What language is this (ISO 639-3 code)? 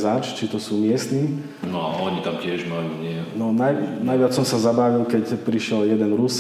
slk